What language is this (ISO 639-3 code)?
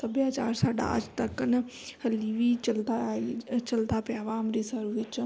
pan